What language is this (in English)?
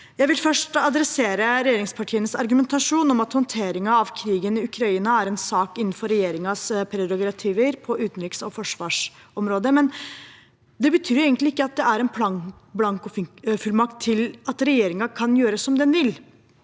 Norwegian